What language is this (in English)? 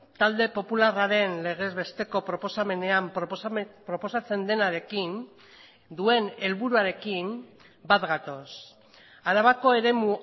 Basque